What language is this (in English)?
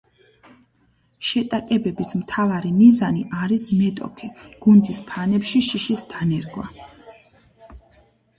Georgian